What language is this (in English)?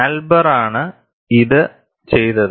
Malayalam